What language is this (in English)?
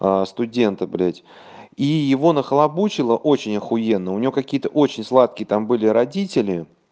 Russian